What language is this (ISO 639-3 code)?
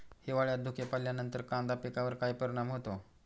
mar